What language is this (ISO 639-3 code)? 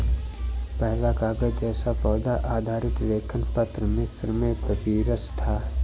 hin